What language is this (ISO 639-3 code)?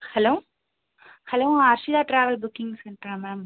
tam